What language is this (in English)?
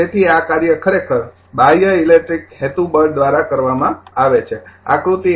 Gujarati